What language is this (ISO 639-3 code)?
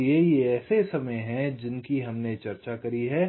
hin